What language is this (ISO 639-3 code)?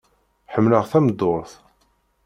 kab